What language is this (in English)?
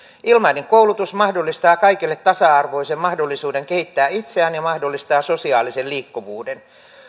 Finnish